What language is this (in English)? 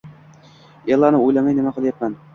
Uzbek